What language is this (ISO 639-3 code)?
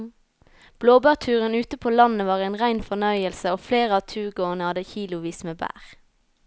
nor